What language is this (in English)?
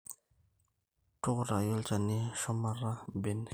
Masai